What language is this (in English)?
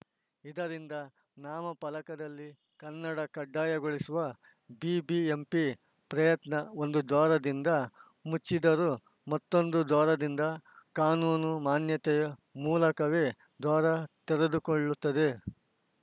Kannada